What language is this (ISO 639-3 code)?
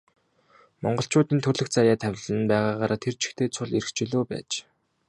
mon